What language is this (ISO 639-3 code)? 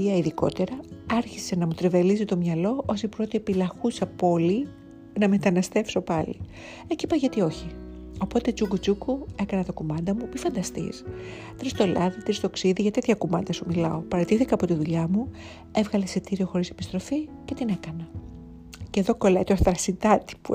ell